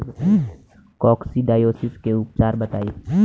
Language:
Bhojpuri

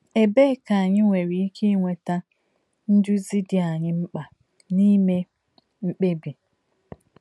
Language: Igbo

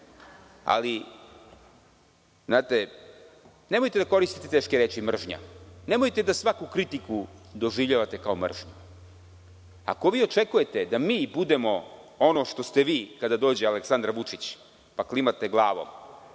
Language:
Serbian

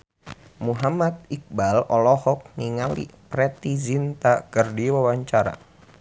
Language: Sundanese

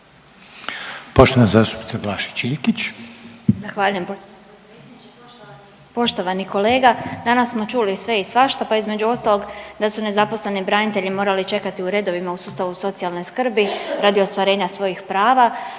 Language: Croatian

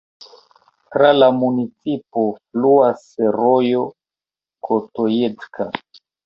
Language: Esperanto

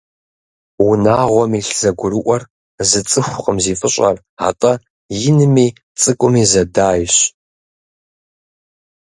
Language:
Kabardian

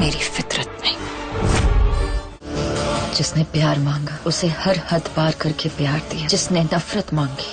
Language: Hindi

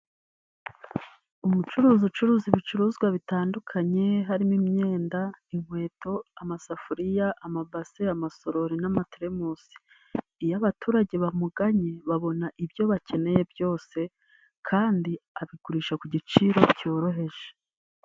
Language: Kinyarwanda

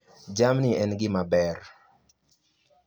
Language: Luo (Kenya and Tanzania)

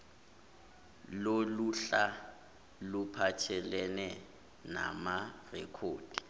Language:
Zulu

